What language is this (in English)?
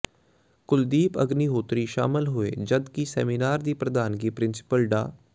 Punjabi